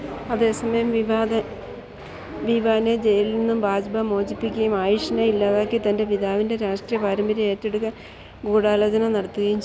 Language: Malayalam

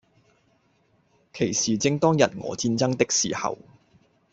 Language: Cantonese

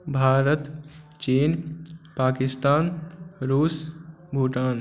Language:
Maithili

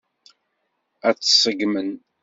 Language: Kabyle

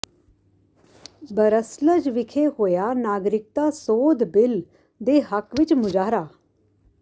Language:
Punjabi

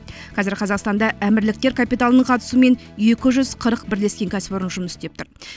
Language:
Kazakh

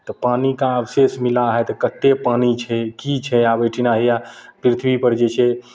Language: Maithili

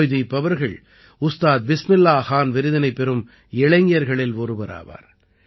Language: Tamil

